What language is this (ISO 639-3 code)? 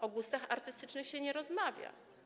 pol